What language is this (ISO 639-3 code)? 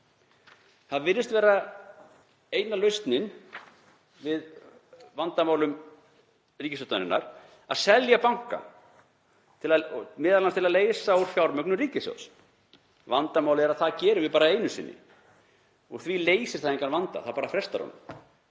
isl